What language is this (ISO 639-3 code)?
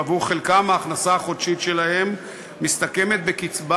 heb